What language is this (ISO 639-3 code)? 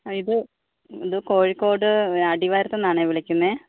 mal